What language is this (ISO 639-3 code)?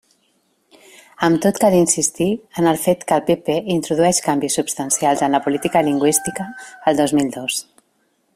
cat